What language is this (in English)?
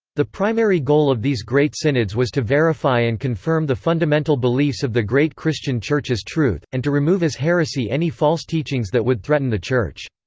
English